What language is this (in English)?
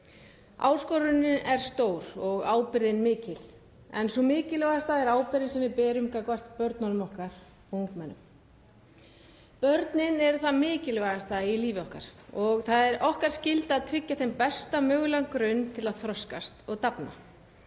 Icelandic